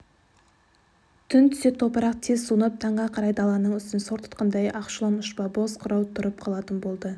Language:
Kazakh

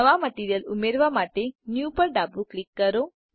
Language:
Gujarati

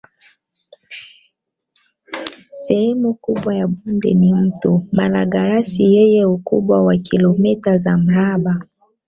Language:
Swahili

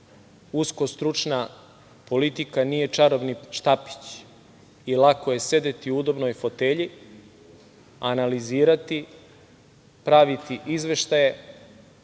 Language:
Serbian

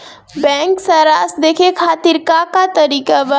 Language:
Bhojpuri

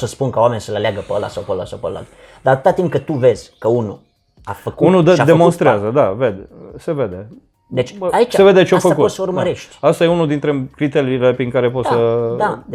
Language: Romanian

